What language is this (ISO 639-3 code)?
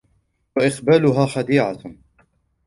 ara